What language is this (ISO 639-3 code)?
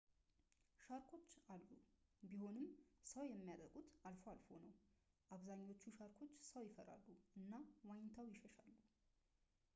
amh